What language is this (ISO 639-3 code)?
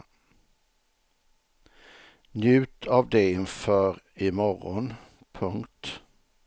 swe